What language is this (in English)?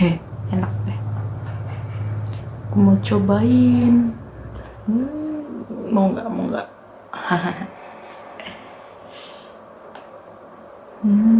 Indonesian